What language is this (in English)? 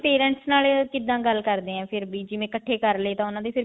Punjabi